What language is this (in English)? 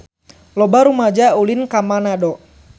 Sundanese